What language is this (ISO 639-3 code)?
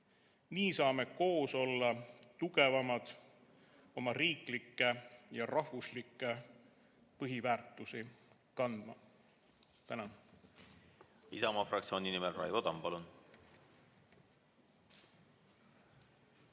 est